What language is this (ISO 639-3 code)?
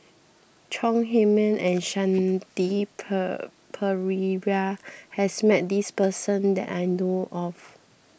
eng